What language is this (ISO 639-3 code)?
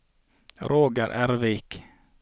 nor